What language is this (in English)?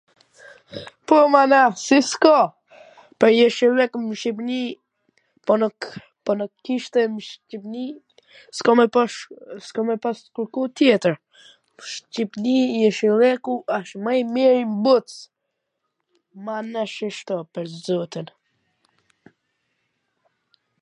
Gheg Albanian